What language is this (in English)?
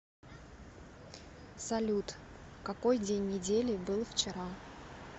Russian